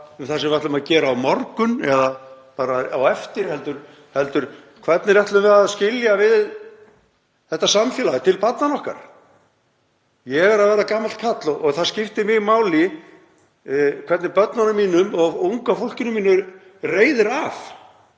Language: Icelandic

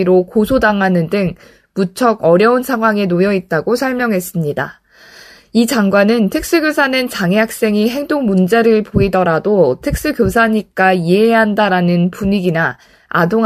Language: Korean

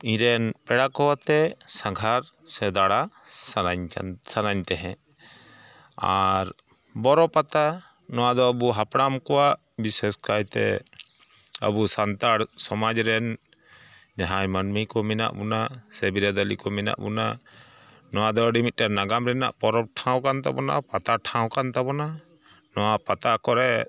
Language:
Santali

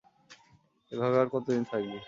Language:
Bangla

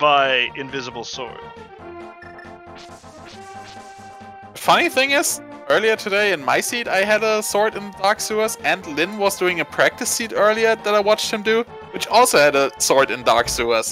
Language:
English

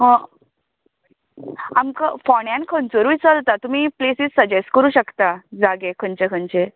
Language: Konkani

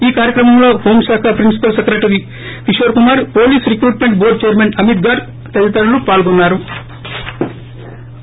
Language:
Telugu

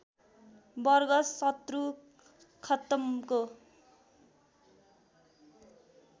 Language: Nepali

